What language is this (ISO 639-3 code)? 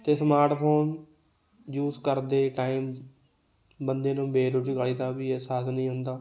pan